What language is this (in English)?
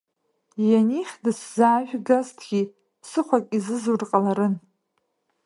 Abkhazian